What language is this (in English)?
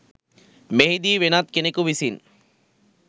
Sinhala